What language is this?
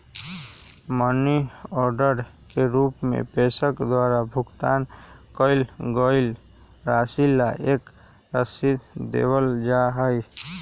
Magahi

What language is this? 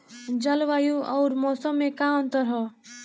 Bhojpuri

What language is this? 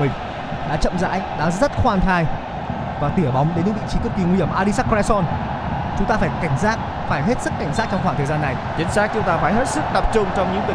Vietnamese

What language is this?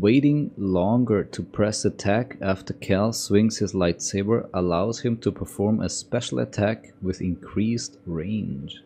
English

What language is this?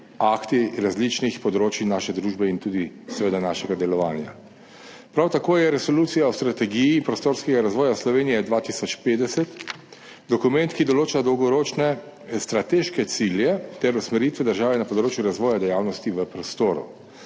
Slovenian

